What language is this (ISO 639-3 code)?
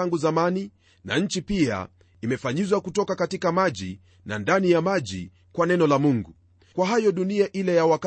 swa